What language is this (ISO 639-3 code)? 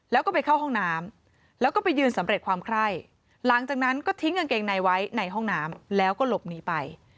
tha